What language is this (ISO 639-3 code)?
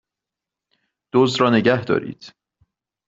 fas